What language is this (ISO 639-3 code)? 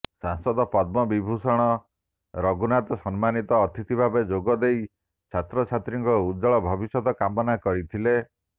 ori